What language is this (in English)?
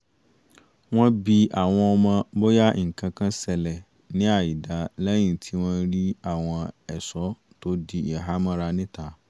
Yoruba